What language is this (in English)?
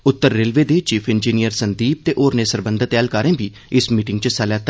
Dogri